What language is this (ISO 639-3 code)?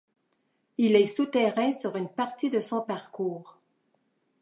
fra